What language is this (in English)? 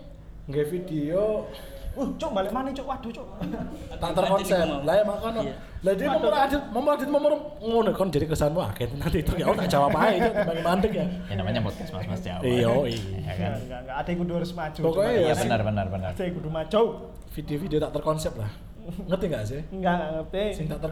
Indonesian